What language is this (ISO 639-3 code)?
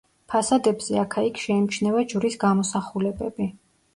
kat